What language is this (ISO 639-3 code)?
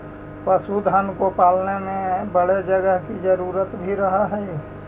mag